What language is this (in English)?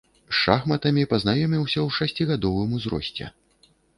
Belarusian